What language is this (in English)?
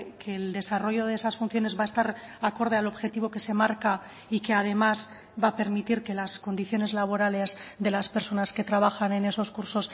Spanish